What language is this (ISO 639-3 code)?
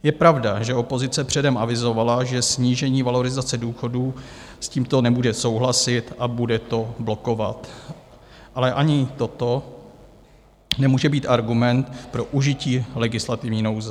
ces